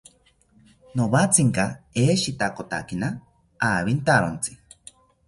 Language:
South Ucayali Ashéninka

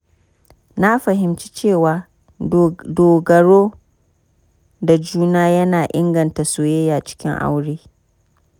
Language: Hausa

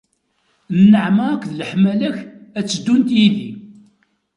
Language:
Kabyle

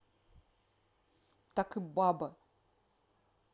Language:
Russian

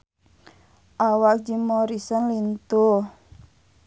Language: Sundanese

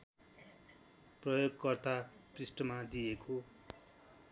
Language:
Nepali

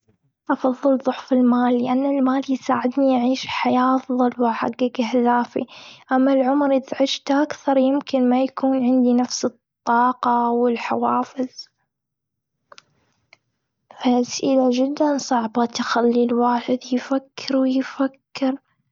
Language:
Gulf Arabic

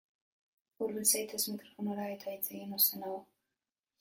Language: Basque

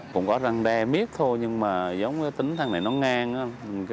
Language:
Vietnamese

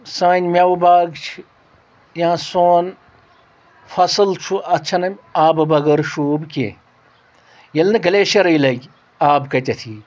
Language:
Kashmiri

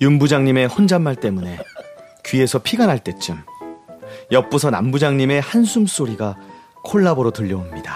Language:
Korean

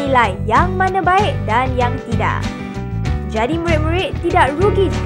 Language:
Malay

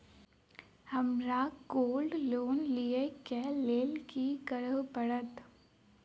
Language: Maithili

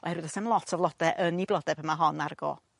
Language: Welsh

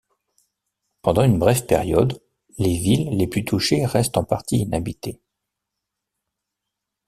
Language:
French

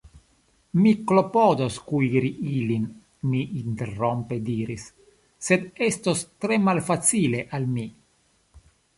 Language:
Esperanto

